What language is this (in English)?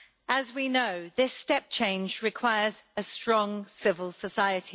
English